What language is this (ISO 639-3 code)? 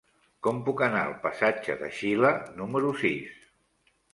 cat